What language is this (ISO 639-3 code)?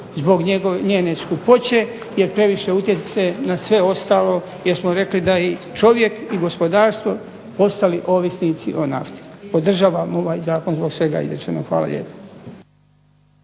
hrv